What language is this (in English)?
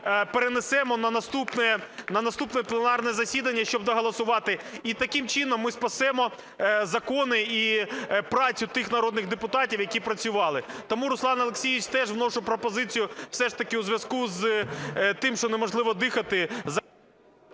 Ukrainian